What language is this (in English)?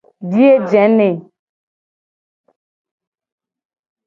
Gen